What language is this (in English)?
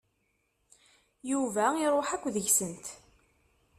Kabyle